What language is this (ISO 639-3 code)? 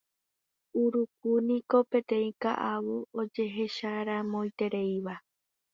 grn